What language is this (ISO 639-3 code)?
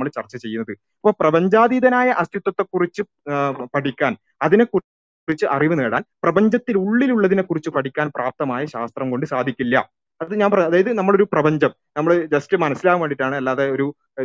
mal